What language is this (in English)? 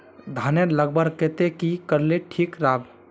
Magahi